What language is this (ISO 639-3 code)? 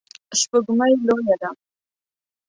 pus